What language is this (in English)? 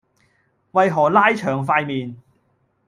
Cantonese